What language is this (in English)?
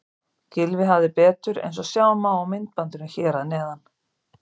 Icelandic